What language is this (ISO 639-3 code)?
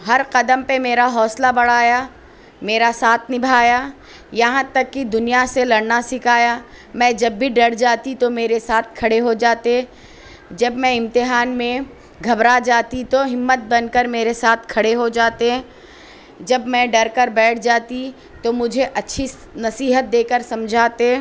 urd